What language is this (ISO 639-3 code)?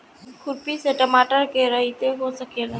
bho